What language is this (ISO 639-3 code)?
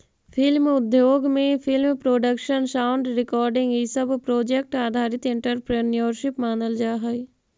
mag